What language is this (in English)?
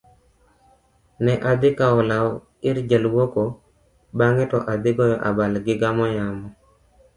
Luo (Kenya and Tanzania)